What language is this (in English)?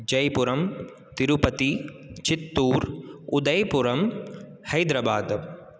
Sanskrit